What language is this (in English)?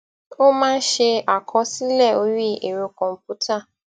Yoruba